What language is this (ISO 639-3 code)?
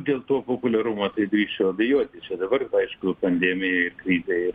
lit